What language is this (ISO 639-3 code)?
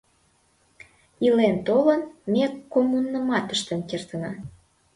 chm